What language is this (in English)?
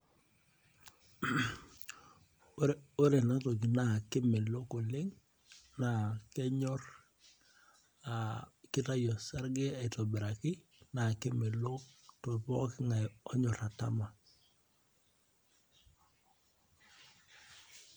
Masai